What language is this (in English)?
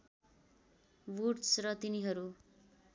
Nepali